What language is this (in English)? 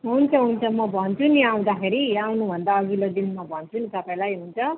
Nepali